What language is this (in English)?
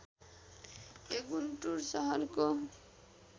Nepali